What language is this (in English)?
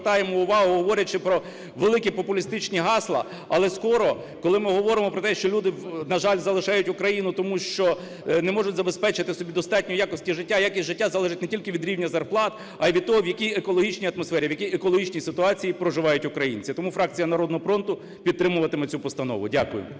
Ukrainian